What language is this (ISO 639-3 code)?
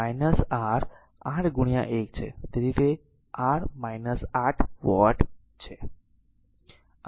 guj